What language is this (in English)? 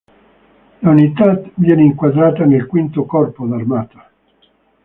Italian